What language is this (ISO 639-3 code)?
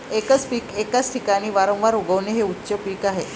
mar